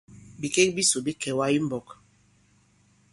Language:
Bankon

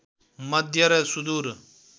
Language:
Nepali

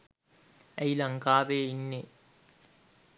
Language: Sinhala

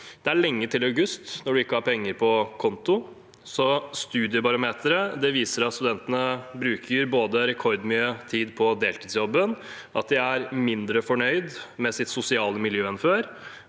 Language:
Norwegian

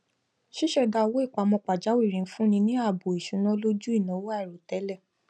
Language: Yoruba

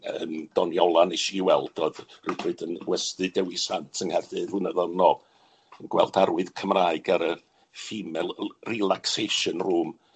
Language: Welsh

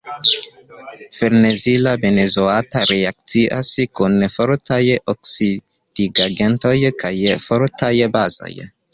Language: Esperanto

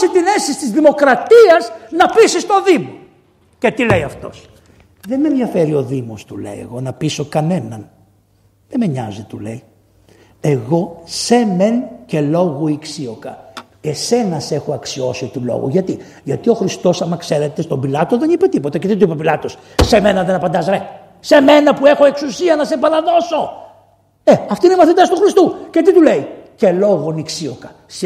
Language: Greek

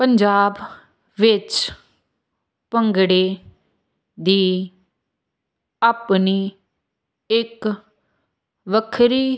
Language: Punjabi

